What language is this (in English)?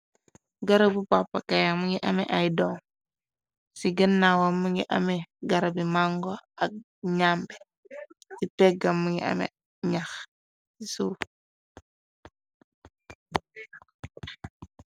Wolof